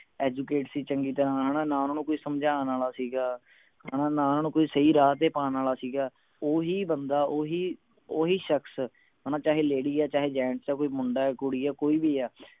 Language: Punjabi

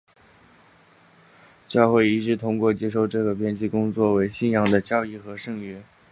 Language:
Chinese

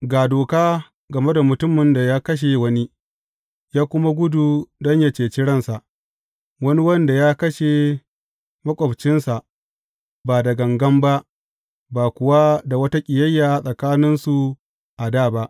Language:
Hausa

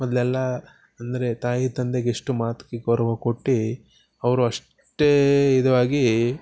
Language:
Kannada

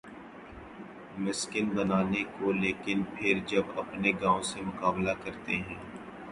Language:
Urdu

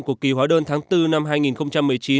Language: Vietnamese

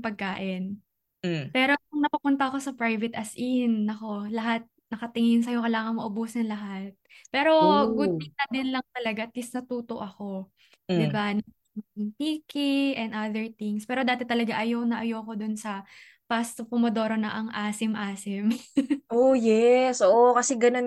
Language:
Filipino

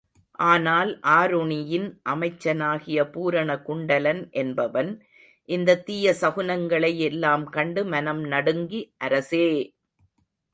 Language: Tamil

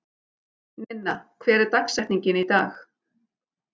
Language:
Icelandic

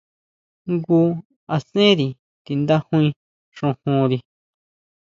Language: Huautla Mazatec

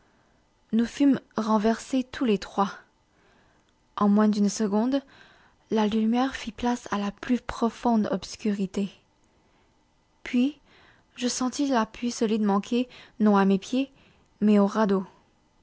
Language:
French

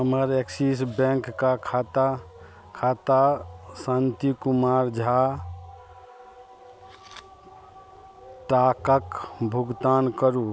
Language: Maithili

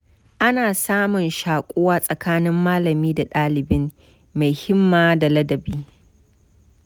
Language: Hausa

